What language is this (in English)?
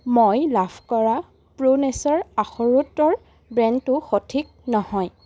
Assamese